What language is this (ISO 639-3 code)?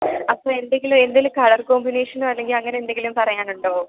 mal